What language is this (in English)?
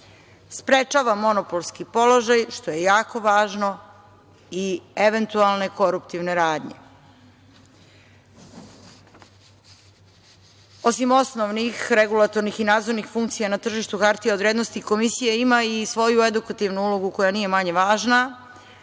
Serbian